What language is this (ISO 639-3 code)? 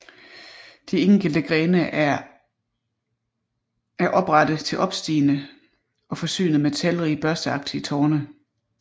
dan